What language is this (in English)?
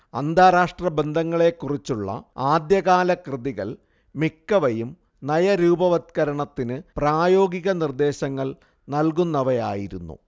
Malayalam